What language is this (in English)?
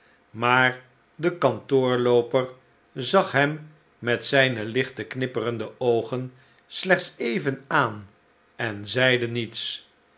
Dutch